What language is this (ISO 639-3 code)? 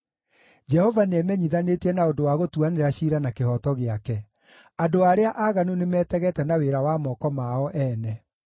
kik